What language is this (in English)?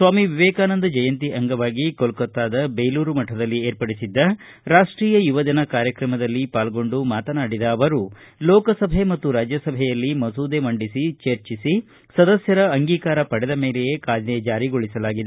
Kannada